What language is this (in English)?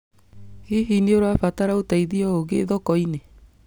Kikuyu